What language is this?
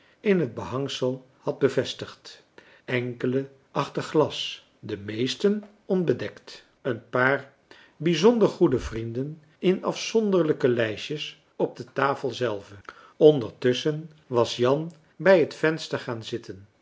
Dutch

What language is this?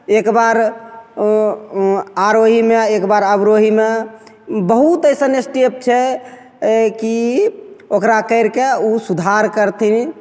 Maithili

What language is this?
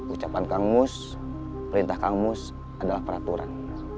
Indonesian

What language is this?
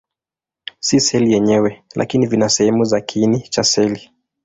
Swahili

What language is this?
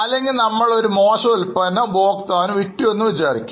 Malayalam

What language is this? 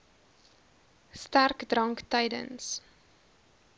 Afrikaans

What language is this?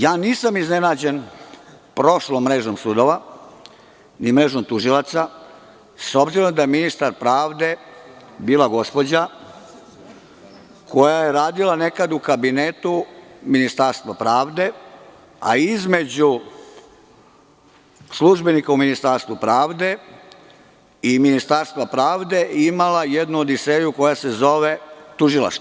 Serbian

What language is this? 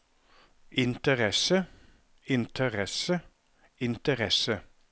Norwegian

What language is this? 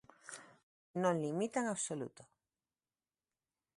Galician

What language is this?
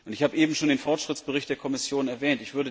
German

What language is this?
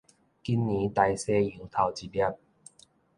Min Nan Chinese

